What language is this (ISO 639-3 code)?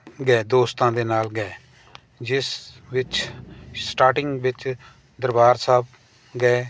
pan